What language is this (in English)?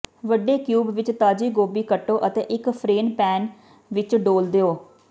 Punjabi